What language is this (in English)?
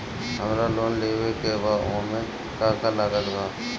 Bhojpuri